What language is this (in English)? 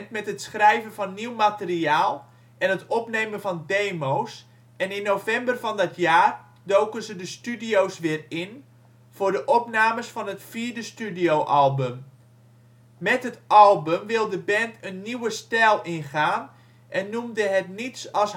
Dutch